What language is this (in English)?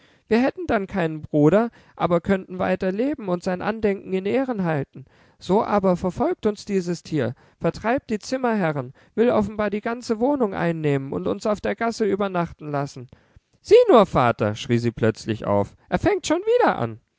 German